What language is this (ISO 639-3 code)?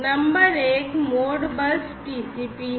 hin